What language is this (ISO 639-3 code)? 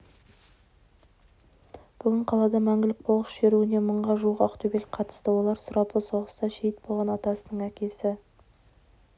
kaz